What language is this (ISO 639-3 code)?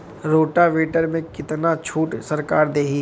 bho